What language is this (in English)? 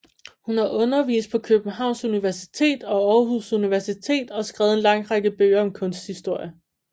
Danish